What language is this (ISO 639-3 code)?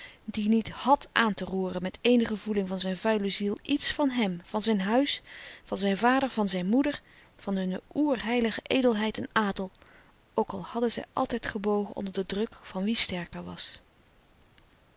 nld